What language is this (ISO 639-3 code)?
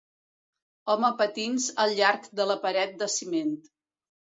cat